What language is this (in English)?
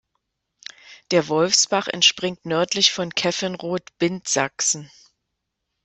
German